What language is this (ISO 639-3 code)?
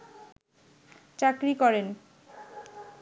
ben